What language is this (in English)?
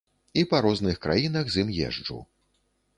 Belarusian